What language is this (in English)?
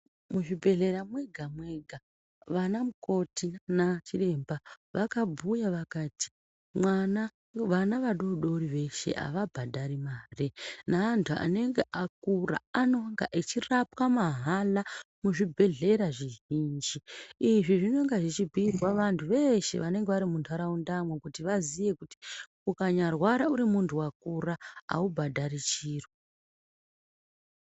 Ndau